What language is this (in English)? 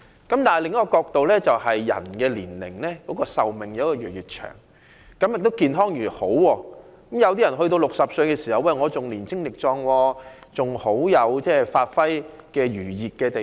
Cantonese